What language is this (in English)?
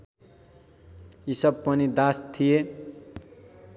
Nepali